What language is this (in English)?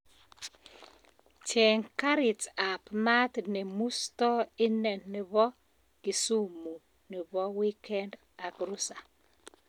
Kalenjin